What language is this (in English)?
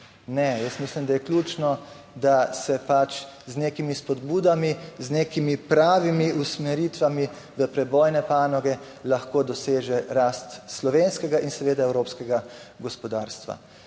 Slovenian